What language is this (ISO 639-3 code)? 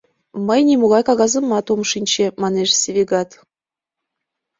chm